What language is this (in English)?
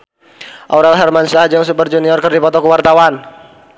Sundanese